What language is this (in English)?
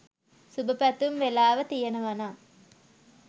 Sinhala